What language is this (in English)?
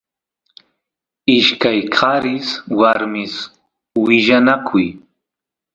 Santiago del Estero Quichua